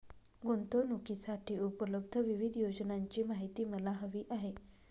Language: Marathi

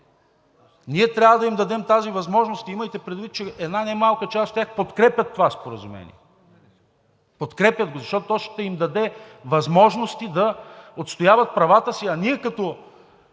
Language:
Bulgarian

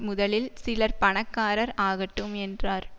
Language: Tamil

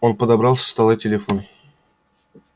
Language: Russian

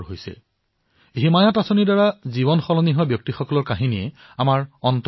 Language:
Assamese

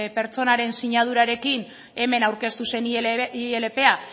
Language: Basque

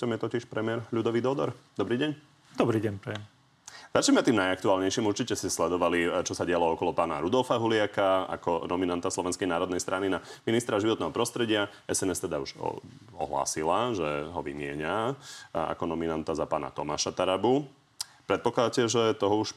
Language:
Slovak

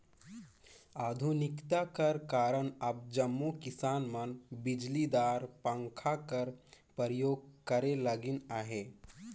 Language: Chhattisgarhi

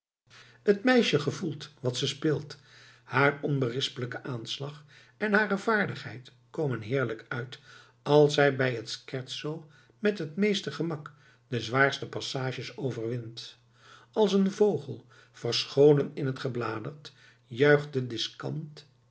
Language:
Dutch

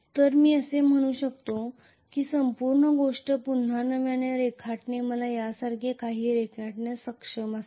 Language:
Marathi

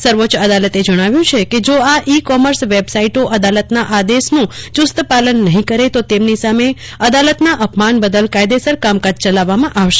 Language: Gujarati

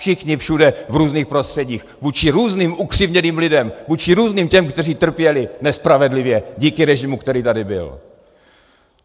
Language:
Czech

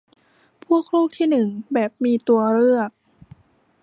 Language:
Thai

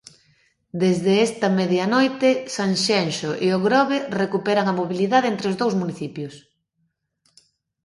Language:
Galician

